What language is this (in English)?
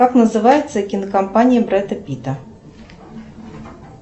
Russian